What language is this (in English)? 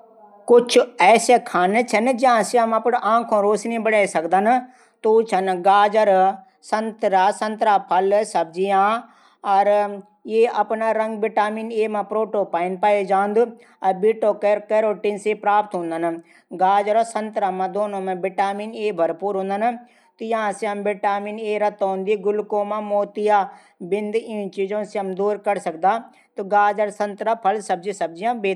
Garhwali